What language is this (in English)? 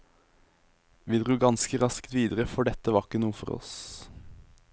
Norwegian